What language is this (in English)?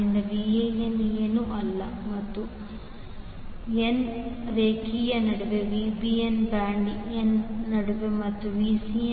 Kannada